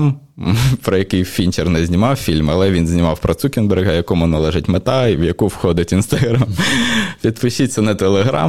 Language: Ukrainian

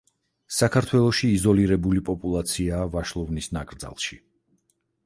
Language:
Georgian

